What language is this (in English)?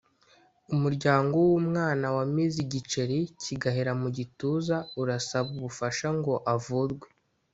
Kinyarwanda